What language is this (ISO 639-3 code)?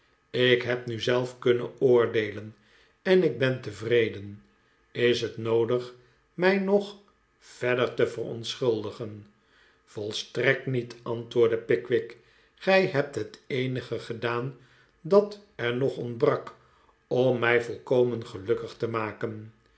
nld